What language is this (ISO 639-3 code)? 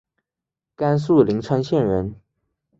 zho